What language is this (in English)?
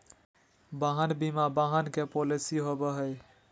Magahi